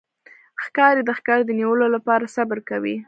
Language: Pashto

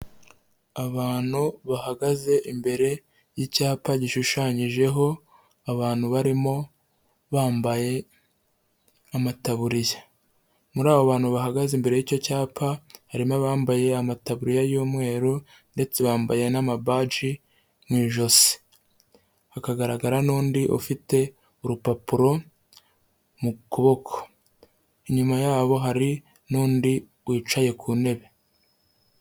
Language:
Kinyarwanda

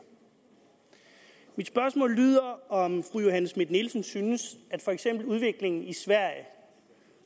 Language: Danish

